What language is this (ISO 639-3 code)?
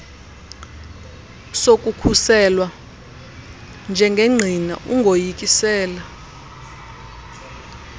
xho